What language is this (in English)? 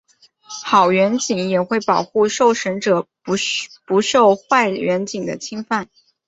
Chinese